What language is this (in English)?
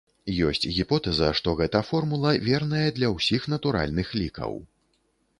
Belarusian